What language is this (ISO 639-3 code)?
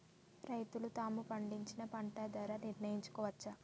tel